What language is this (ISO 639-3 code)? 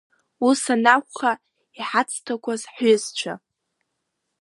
abk